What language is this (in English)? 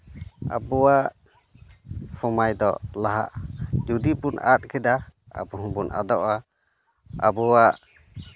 Santali